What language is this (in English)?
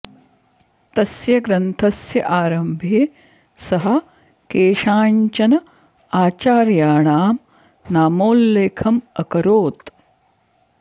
Sanskrit